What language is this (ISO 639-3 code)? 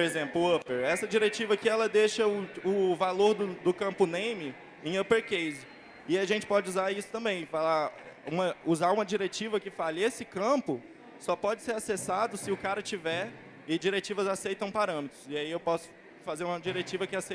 por